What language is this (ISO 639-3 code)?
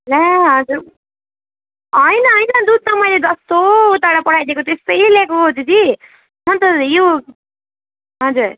nep